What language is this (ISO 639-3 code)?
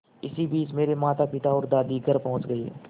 hin